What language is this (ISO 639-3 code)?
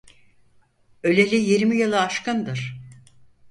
tur